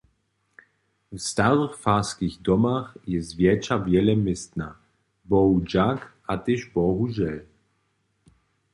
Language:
Upper Sorbian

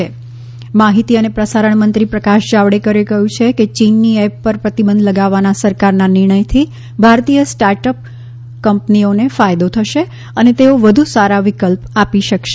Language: Gujarati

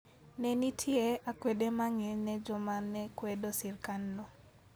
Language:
Luo (Kenya and Tanzania)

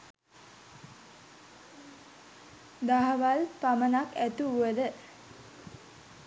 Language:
Sinhala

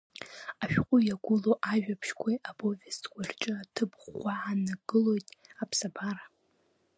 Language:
Abkhazian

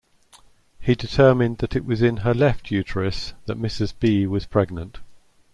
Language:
English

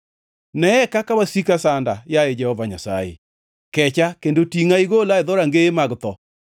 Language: Luo (Kenya and Tanzania)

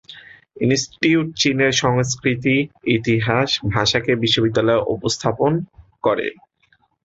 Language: Bangla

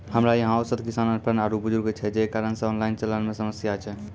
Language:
Maithili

